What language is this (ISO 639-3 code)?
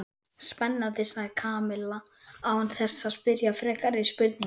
isl